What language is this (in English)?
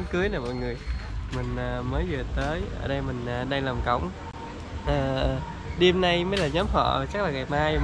Vietnamese